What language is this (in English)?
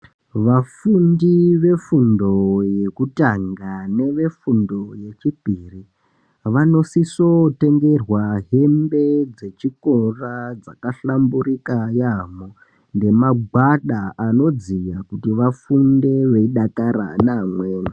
Ndau